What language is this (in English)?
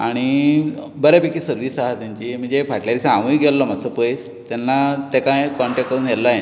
Konkani